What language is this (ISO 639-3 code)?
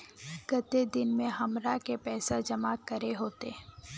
mag